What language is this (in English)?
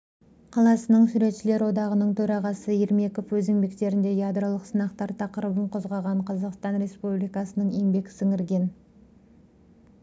Kazakh